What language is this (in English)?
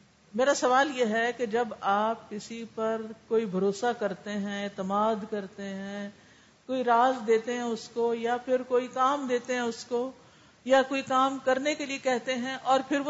Urdu